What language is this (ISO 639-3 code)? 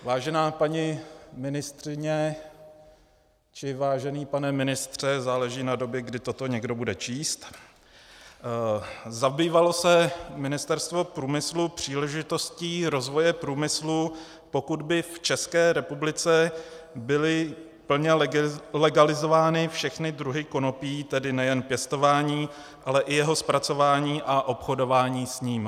ces